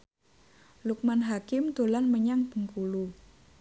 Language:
Javanese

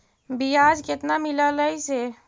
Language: Magahi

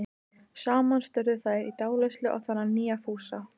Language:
Icelandic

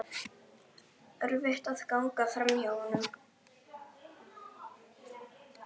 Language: Icelandic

